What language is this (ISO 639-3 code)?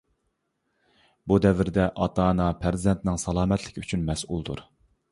uig